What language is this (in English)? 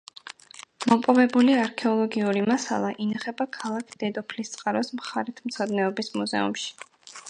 Georgian